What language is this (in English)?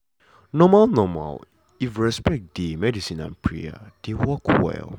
Nigerian Pidgin